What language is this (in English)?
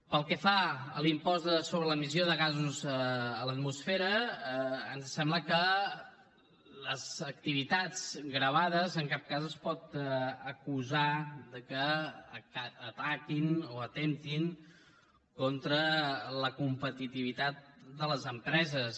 Catalan